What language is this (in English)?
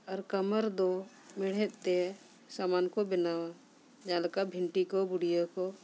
Santali